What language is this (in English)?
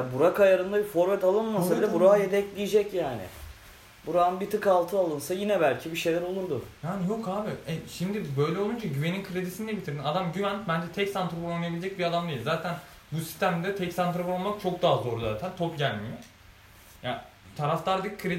Turkish